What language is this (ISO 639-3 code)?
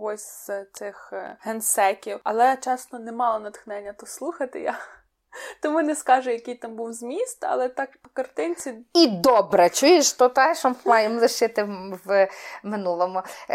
ukr